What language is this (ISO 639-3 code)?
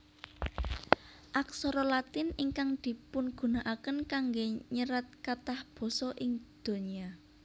jav